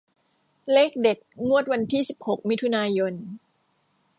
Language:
Thai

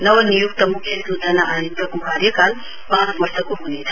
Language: Nepali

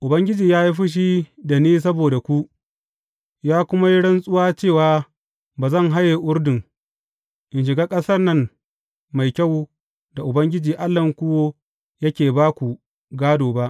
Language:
Hausa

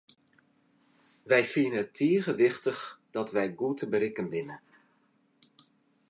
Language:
Western Frisian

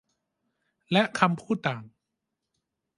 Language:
Thai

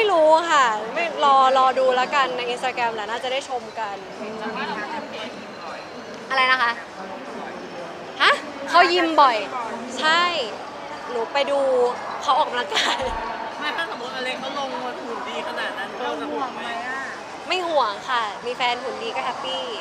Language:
Thai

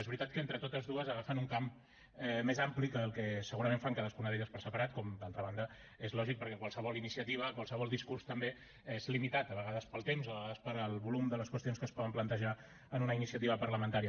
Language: Catalan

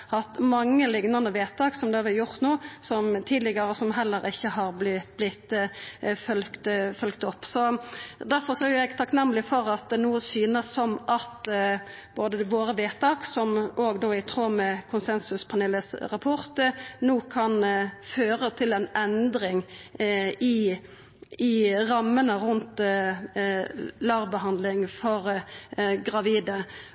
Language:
Norwegian Nynorsk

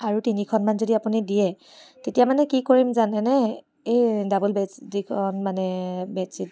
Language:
Assamese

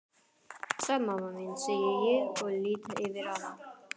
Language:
Icelandic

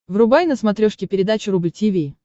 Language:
Russian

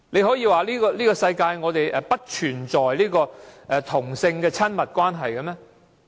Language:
Cantonese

